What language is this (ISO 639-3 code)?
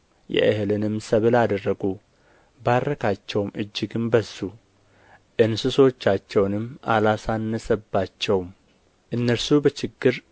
amh